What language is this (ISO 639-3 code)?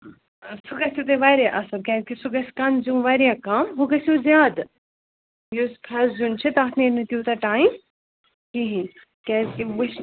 kas